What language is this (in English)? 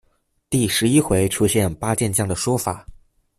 Chinese